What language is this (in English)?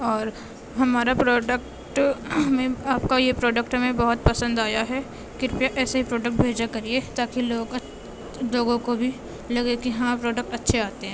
Urdu